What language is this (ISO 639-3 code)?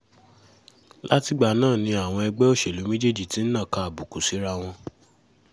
yor